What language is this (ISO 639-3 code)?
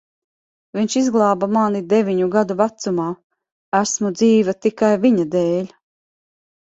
lav